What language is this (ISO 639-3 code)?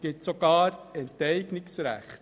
gsw